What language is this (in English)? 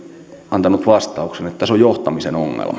Finnish